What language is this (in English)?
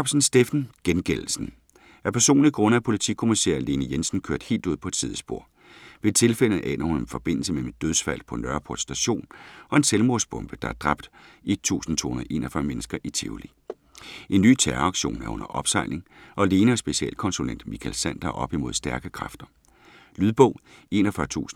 Danish